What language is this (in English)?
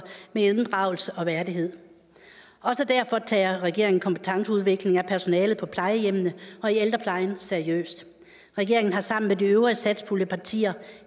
Danish